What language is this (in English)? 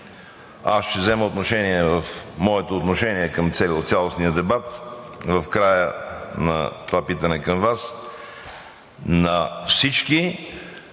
Bulgarian